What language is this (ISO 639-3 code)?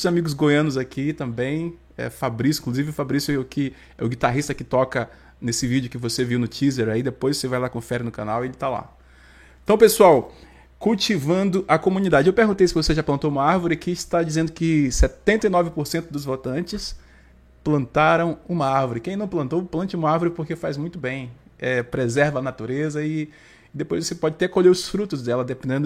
por